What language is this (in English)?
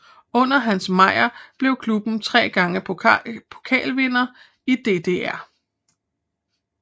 Danish